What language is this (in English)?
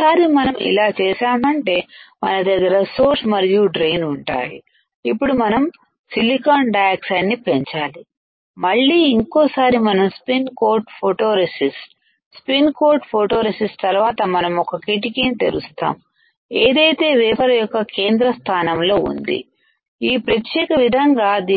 Telugu